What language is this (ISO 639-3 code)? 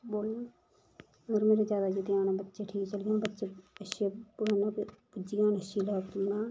doi